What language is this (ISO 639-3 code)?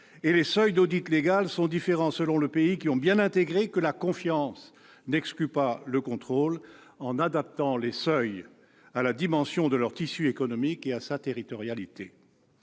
fra